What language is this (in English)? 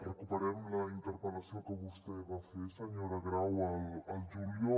Catalan